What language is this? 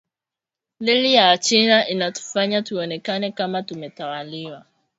Swahili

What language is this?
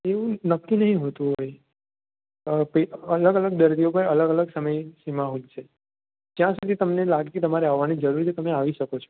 Gujarati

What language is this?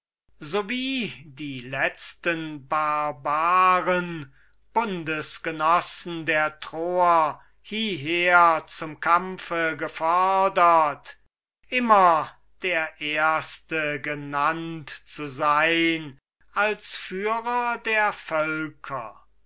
German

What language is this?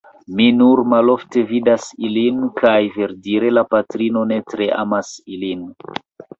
Esperanto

